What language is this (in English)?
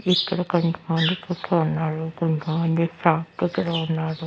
Telugu